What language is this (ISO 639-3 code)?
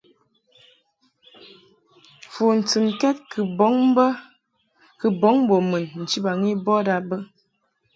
mhk